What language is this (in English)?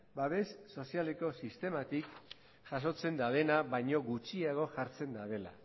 Basque